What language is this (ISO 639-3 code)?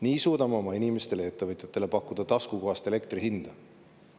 est